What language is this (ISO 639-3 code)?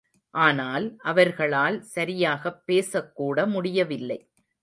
tam